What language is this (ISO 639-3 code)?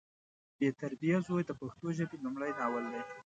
pus